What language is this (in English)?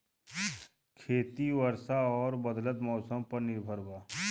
Bhojpuri